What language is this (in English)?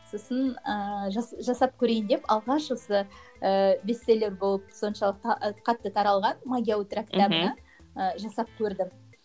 Kazakh